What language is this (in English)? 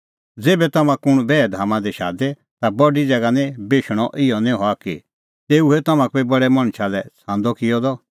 Kullu Pahari